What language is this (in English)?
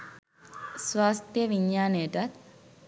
Sinhala